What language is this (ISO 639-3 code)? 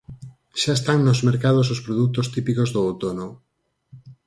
glg